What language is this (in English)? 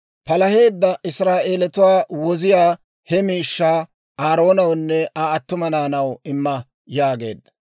Dawro